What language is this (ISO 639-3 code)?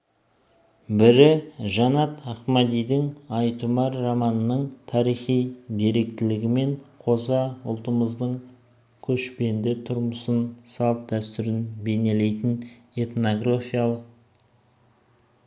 kaz